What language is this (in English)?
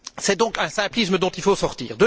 French